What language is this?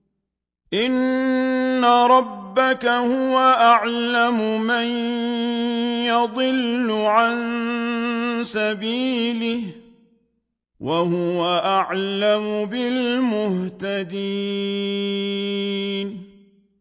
Arabic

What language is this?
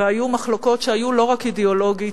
Hebrew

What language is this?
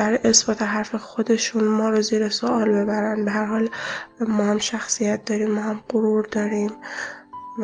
Persian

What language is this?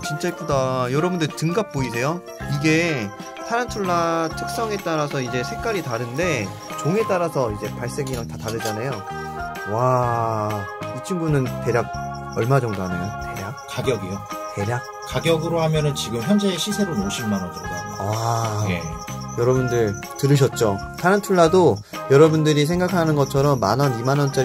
Korean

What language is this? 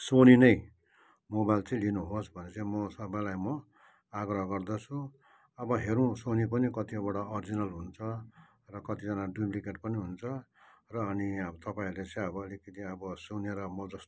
Nepali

